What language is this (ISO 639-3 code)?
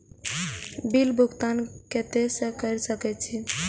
mai